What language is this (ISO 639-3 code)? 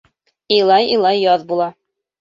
bak